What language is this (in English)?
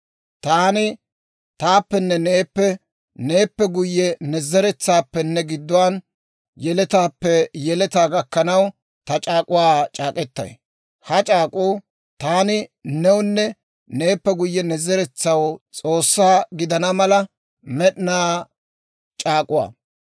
Dawro